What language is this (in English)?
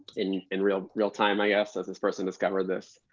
English